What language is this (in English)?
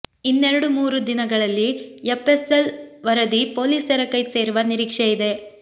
Kannada